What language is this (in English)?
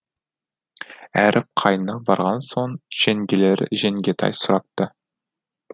Kazakh